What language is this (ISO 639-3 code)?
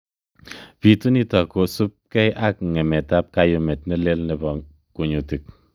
kln